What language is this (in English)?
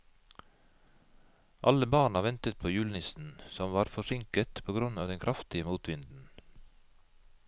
Norwegian